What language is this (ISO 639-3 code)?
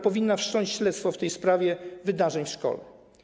pol